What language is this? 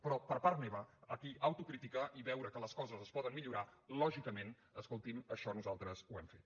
Catalan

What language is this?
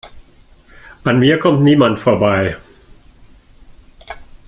German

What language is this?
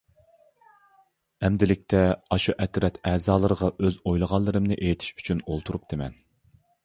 Uyghur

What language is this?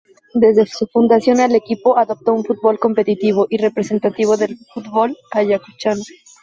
Spanish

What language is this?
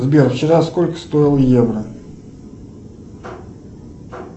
Russian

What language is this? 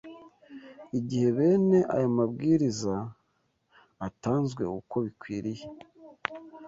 Kinyarwanda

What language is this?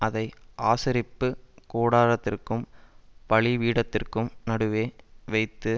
Tamil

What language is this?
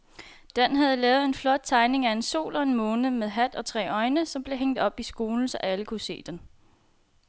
Danish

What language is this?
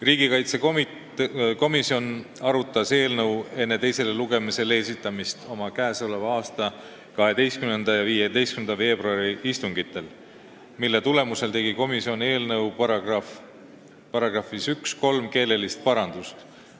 Estonian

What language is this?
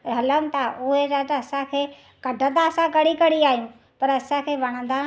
Sindhi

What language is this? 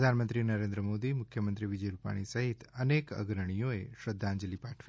Gujarati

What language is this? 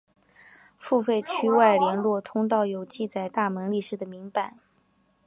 Chinese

